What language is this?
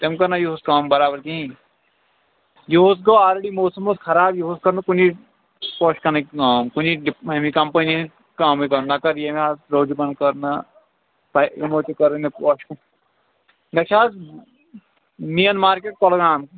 Kashmiri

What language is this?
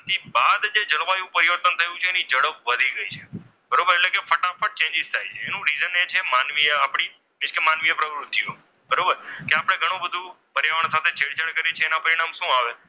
Gujarati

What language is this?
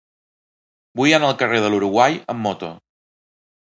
Catalan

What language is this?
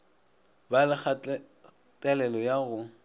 Northern Sotho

